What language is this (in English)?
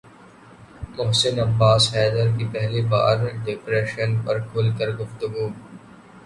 Urdu